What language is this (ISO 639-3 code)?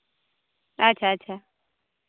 sat